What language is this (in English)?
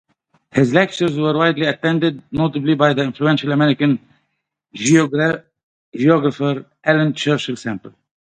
English